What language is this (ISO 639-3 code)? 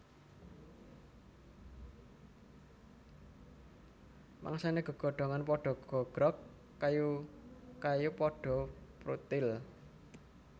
jav